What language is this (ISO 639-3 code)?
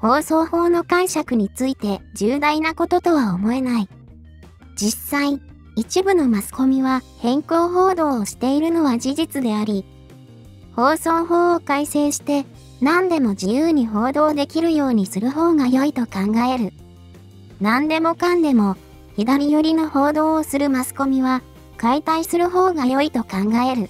jpn